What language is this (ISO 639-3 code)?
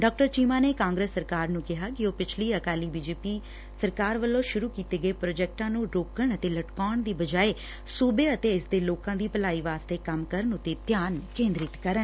pan